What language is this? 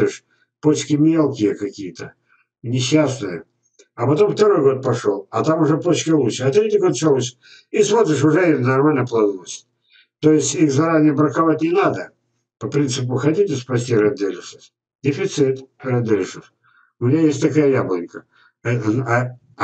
Russian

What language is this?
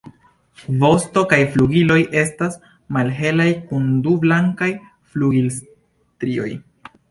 Esperanto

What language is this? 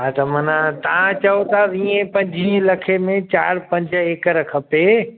Sindhi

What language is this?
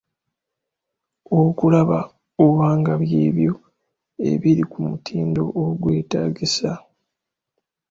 Ganda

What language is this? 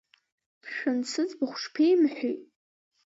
Abkhazian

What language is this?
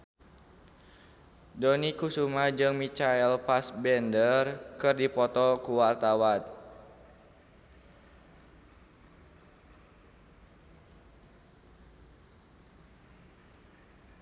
Sundanese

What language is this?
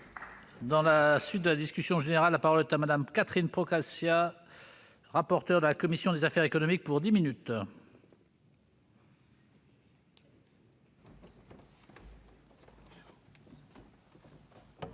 French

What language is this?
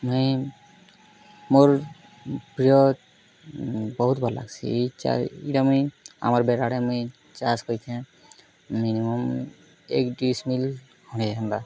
Odia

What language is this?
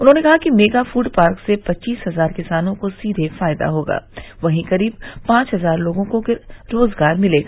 Hindi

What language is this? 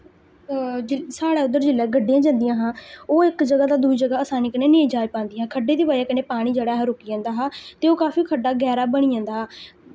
Dogri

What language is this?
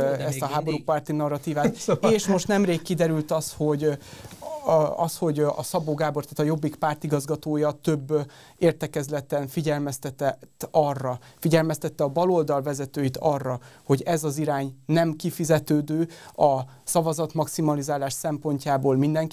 Hungarian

